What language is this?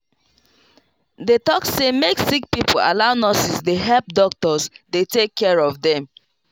Nigerian Pidgin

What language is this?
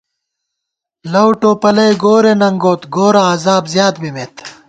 Gawar-Bati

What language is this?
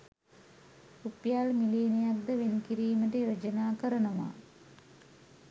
Sinhala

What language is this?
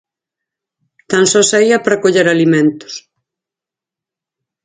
Galician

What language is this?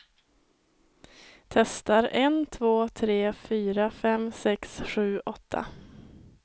Swedish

